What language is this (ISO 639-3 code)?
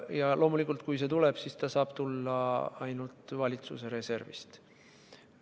est